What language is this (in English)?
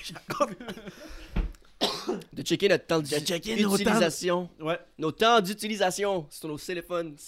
French